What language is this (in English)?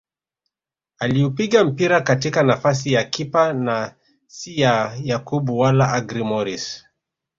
Swahili